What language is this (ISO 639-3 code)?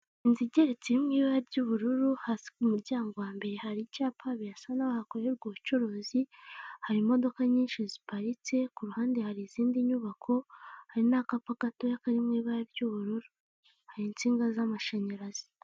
kin